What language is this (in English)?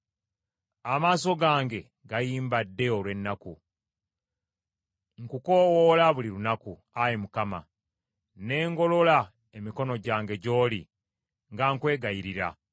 Ganda